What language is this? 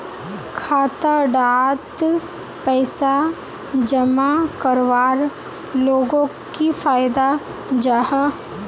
Magahi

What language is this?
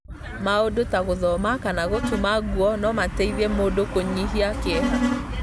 Kikuyu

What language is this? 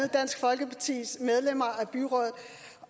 Danish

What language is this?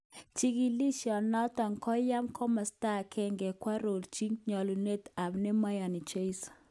Kalenjin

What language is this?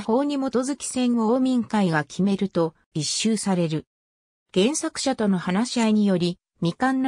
Japanese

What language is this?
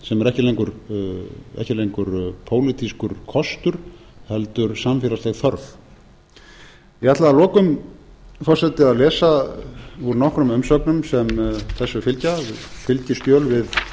Icelandic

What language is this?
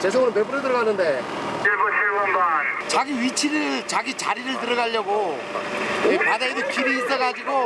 Korean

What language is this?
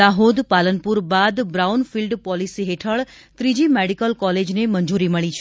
Gujarati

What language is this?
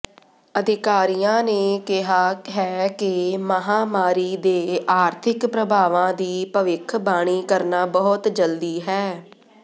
Punjabi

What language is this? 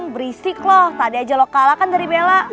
Indonesian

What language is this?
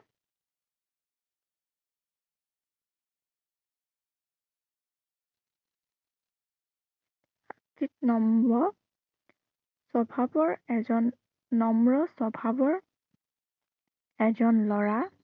Assamese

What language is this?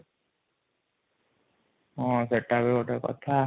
Odia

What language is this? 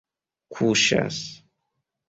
Esperanto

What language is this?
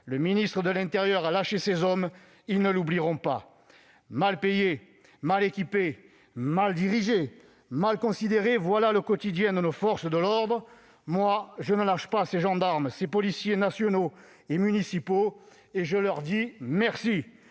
French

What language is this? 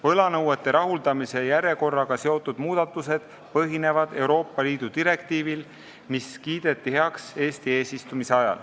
Estonian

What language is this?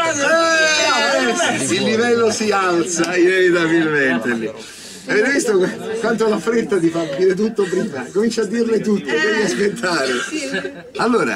Italian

